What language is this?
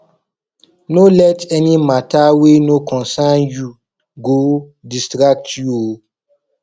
Nigerian Pidgin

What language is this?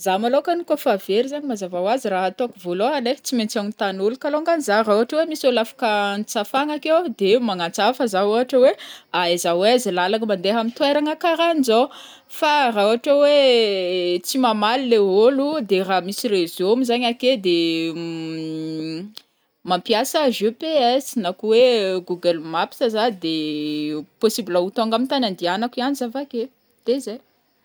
Northern Betsimisaraka Malagasy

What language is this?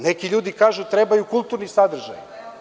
Serbian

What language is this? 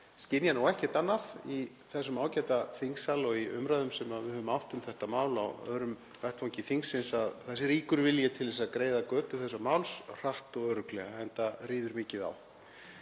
Icelandic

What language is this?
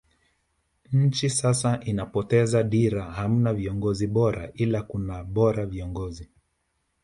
Swahili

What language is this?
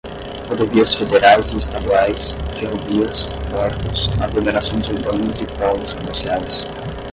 Portuguese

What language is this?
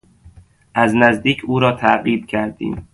Persian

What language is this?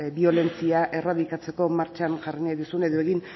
Basque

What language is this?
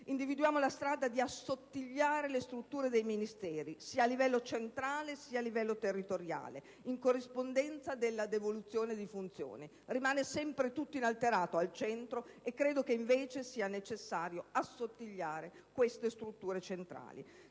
Italian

